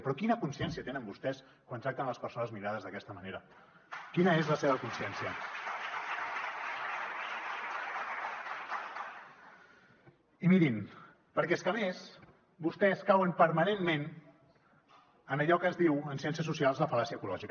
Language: Catalan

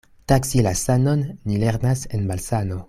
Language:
Esperanto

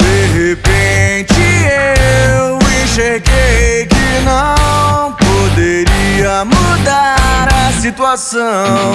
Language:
Portuguese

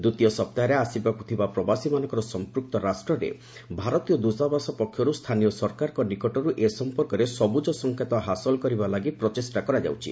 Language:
Odia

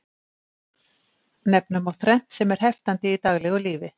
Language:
Icelandic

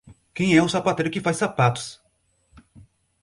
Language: Portuguese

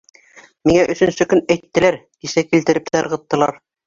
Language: Bashkir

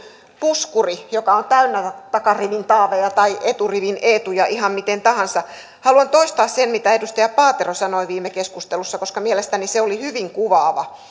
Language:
Finnish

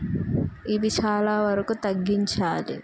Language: Telugu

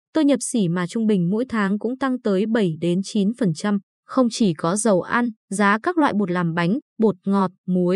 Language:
Vietnamese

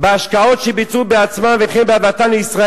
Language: Hebrew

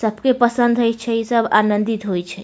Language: Maithili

